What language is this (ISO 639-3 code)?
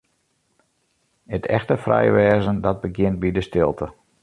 fry